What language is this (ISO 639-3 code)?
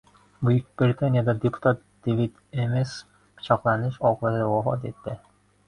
uzb